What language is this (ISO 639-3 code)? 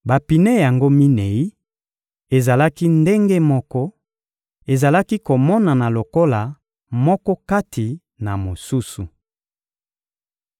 lin